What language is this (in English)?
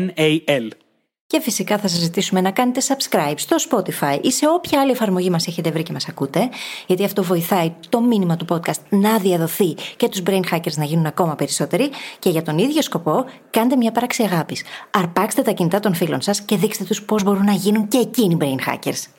Greek